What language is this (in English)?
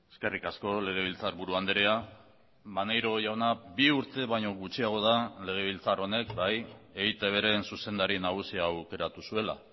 Basque